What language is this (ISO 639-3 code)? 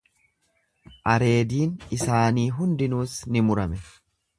orm